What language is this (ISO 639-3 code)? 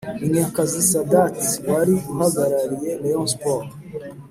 kin